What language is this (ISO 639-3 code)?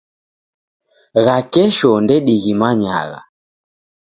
dav